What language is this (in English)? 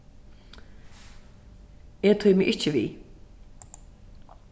Faroese